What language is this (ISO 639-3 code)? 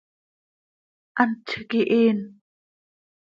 sei